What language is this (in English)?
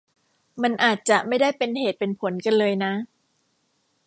Thai